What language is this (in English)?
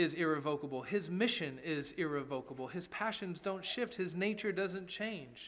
English